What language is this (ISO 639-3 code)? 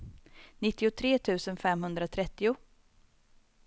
swe